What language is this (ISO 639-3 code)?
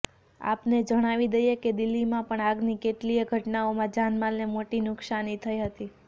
guj